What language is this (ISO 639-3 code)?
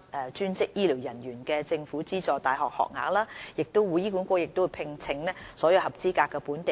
yue